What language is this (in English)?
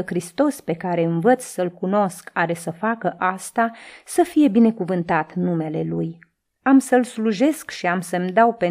Romanian